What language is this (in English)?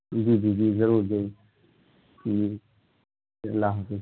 Urdu